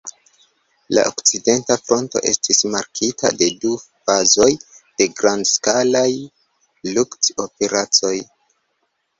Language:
Esperanto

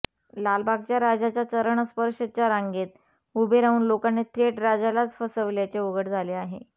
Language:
Marathi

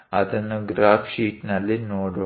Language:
Kannada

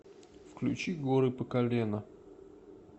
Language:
Russian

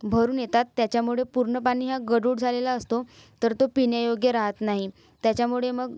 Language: Marathi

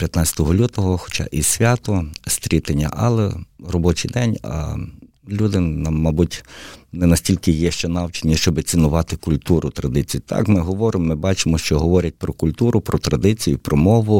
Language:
Ukrainian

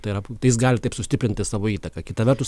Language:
Lithuanian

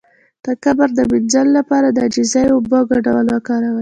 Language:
Pashto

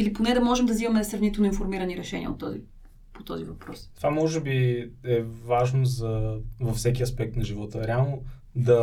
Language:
Bulgarian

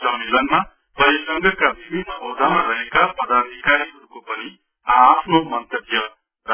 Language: Nepali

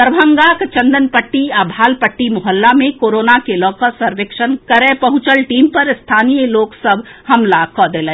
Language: Maithili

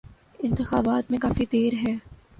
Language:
Urdu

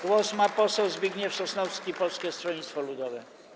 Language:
Polish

